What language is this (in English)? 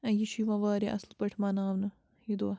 Kashmiri